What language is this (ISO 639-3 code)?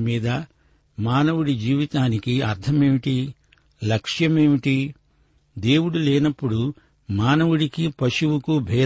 tel